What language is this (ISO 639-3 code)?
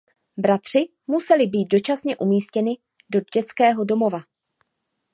ces